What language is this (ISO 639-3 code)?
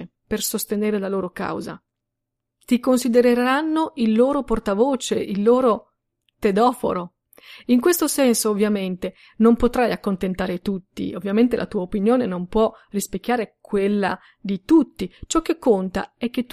ita